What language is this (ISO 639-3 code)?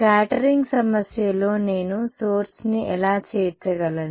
tel